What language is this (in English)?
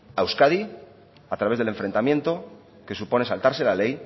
Spanish